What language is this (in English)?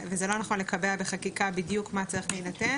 Hebrew